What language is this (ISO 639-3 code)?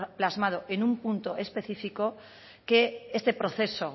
spa